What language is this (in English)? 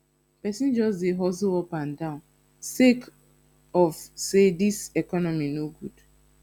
Nigerian Pidgin